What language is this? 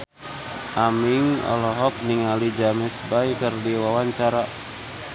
Sundanese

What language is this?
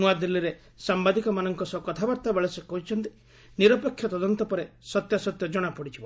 Odia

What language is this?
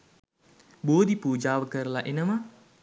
Sinhala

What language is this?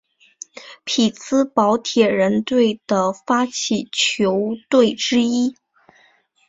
Chinese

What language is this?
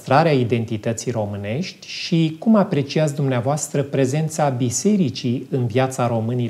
Romanian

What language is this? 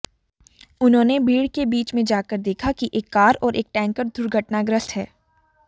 Hindi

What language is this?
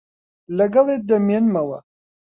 Central Kurdish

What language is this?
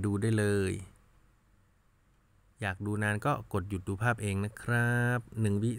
Thai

